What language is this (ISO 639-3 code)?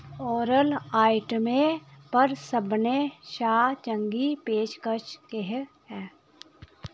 doi